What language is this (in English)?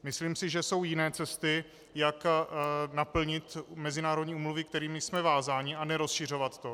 Czech